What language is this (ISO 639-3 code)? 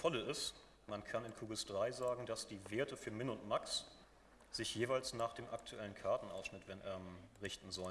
deu